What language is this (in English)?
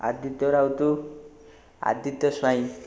Odia